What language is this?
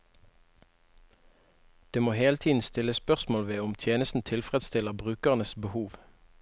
Norwegian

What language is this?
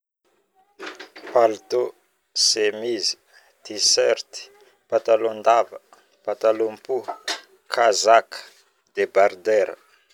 Northern Betsimisaraka Malagasy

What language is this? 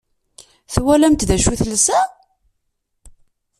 Kabyle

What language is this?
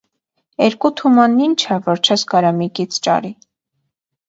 Armenian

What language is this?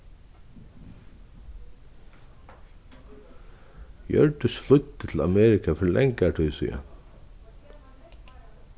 Faroese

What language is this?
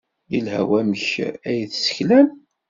Kabyle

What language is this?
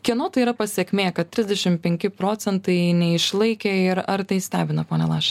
Lithuanian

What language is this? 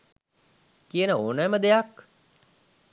Sinhala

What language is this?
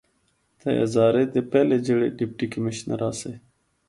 Northern Hindko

